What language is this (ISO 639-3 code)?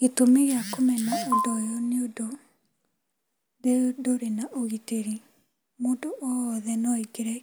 kik